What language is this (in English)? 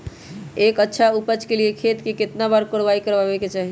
Magahi